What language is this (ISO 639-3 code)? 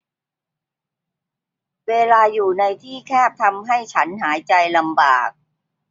tha